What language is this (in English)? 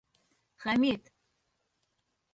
Bashkir